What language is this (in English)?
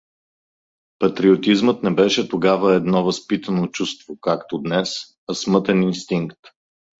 Bulgarian